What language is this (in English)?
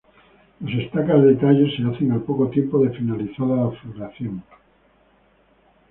Spanish